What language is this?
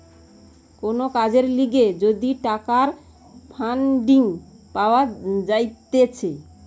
Bangla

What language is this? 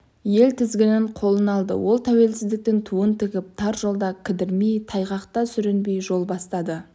Kazakh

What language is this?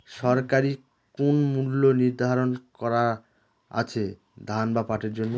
Bangla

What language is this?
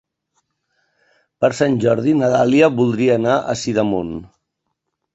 Catalan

